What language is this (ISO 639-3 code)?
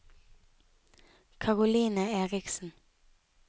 nor